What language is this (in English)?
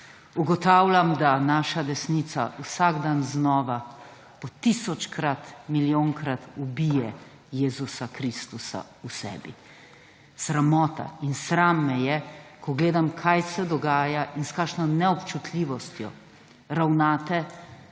Slovenian